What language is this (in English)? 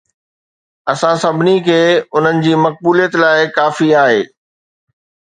Sindhi